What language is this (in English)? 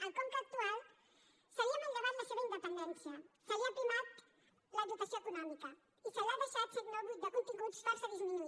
Catalan